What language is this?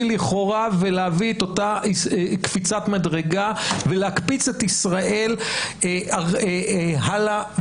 Hebrew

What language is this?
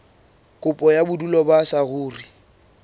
Southern Sotho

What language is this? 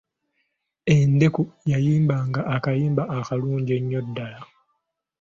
Ganda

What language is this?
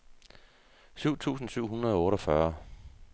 Danish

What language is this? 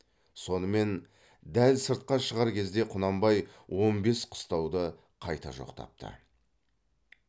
Kazakh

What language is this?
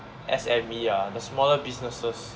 English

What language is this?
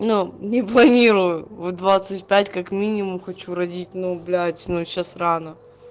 Russian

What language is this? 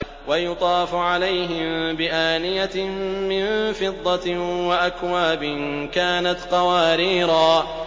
Arabic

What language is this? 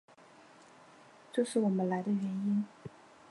Chinese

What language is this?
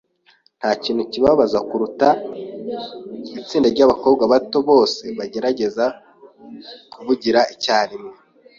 Kinyarwanda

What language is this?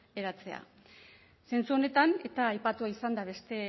Basque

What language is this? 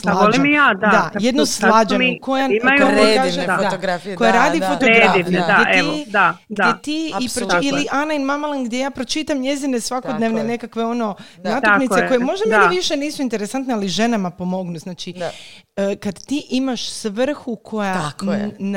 Croatian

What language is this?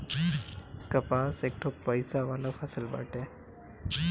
Bhojpuri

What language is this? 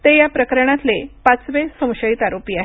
Marathi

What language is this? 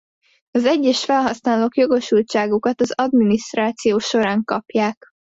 Hungarian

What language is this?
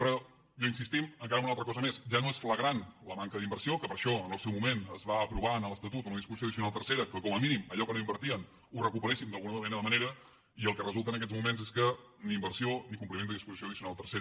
Catalan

